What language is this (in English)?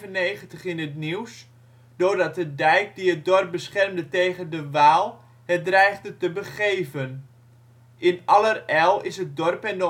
Dutch